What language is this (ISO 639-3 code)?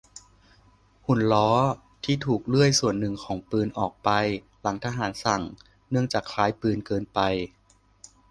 tha